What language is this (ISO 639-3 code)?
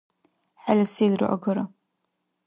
dar